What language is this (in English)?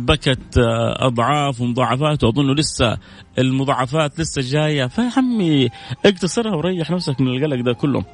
Arabic